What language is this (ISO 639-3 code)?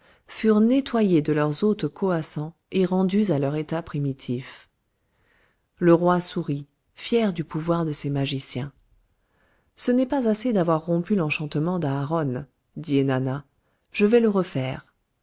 fra